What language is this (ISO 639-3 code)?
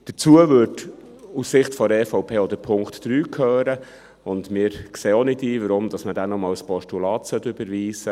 gsw